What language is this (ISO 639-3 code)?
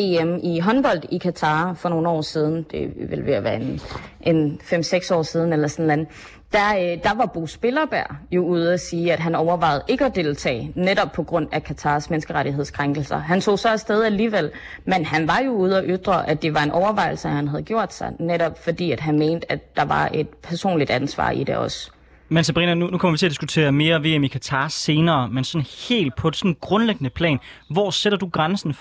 dan